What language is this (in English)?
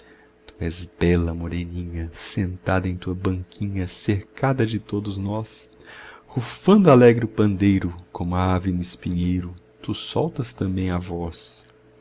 Portuguese